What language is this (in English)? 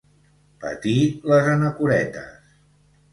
Catalan